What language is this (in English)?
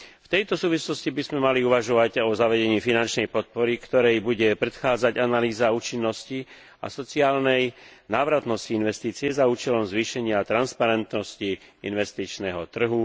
Slovak